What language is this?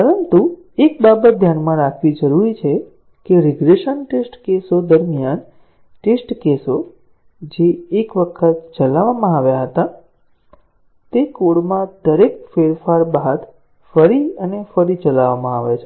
Gujarati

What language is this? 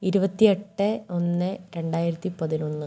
Malayalam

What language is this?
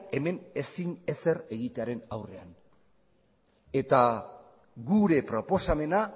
Basque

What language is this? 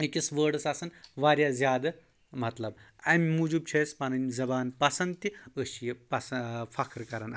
Kashmiri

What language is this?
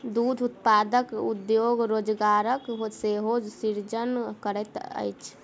Maithili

